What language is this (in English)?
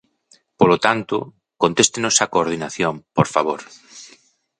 Galician